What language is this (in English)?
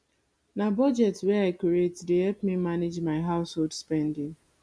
Nigerian Pidgin